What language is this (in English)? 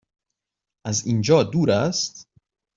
Persian